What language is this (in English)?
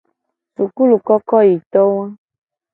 Gen